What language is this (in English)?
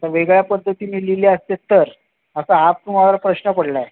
Marathi